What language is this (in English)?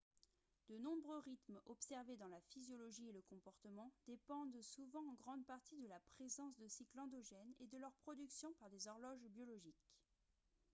French